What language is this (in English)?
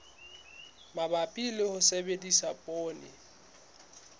Southern Sotho